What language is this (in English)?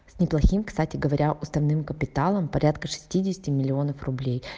Russian